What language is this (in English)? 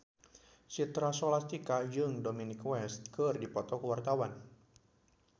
Sundanese